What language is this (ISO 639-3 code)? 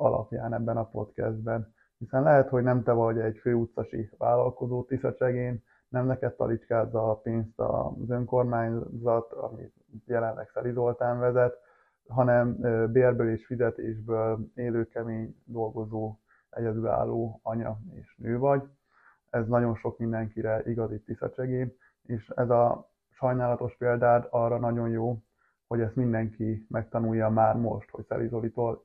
hun